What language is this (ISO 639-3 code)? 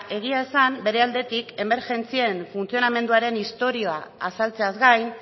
eus